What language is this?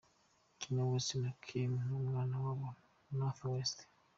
Kinyarwanda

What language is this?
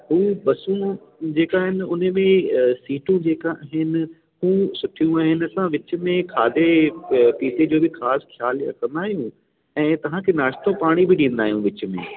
Sindhi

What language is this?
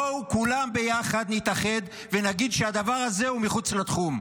Hebrew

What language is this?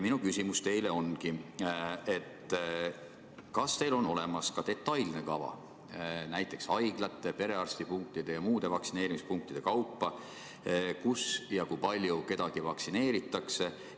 Estonian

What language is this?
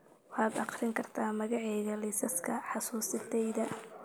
Somali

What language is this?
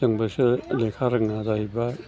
Bodo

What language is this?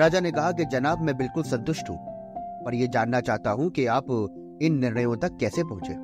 Hindi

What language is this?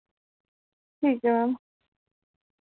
Dogri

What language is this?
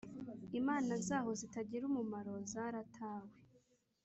Kinyarwanda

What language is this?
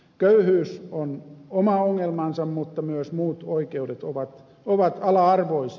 Finnish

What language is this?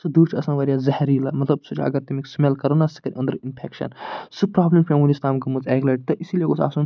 Kashmiri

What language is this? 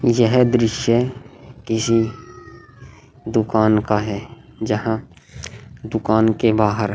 Hindi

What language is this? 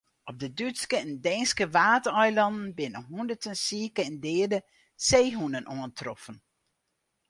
Western Frisian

